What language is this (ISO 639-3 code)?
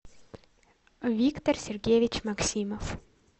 rus